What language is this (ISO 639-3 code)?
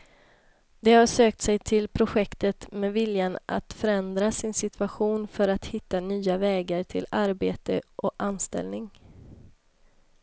swe